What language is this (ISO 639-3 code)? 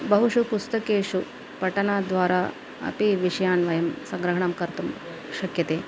san